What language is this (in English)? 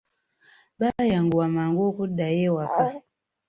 Ganda